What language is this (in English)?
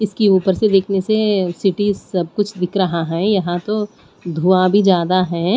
Hindi